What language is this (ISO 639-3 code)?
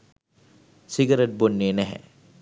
sin